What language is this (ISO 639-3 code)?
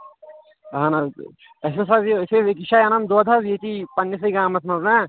kas